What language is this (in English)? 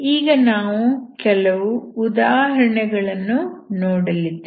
Kannada